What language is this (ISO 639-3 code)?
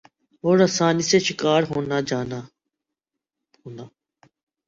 urd